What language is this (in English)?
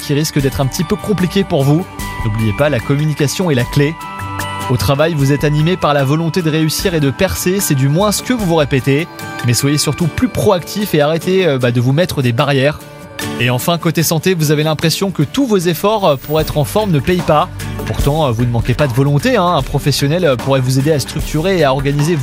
French